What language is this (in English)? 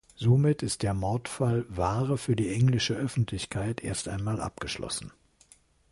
German